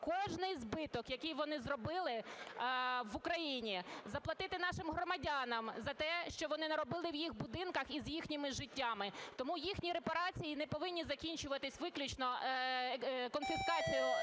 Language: Ukrainian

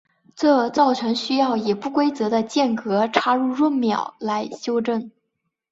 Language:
Chinese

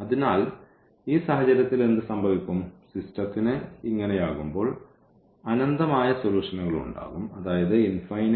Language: Malayalam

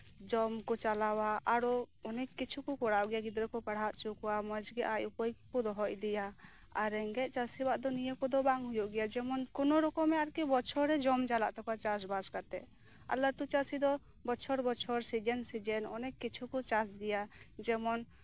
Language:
Santali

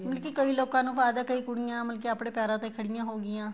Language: Punjabi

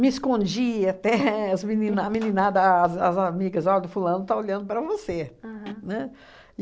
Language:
Portuguese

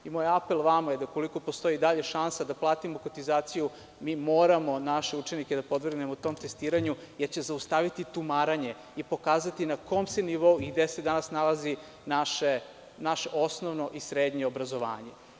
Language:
Serbian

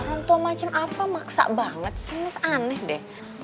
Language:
Indonesian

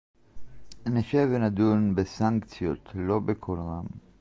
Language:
Hebrew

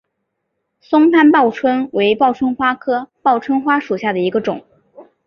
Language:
Chinese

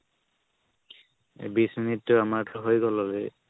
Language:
Assamese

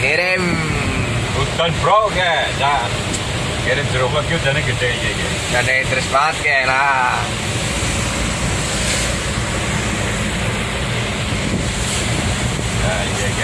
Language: Indonesian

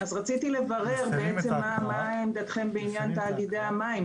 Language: Hebrew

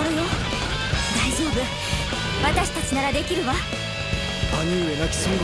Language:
Japanese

